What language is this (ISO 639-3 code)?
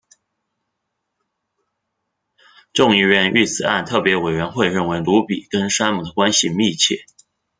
zho